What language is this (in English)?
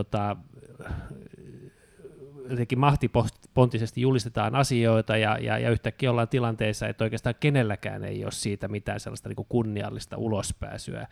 Finnish